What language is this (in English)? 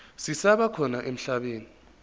Zulu